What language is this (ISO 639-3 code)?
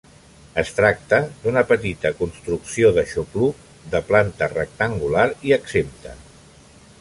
cat